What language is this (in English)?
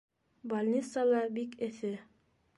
Bashkir